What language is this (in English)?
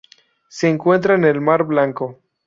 Spanish